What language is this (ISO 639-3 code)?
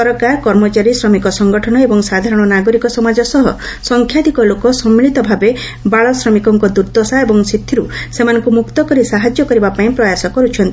ori